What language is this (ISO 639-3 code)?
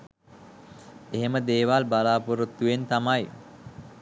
sin